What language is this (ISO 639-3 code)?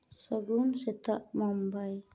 sat